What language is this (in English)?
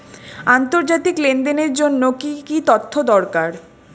Bangla